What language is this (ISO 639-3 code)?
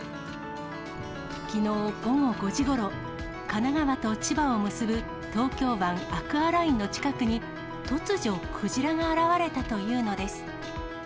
jpn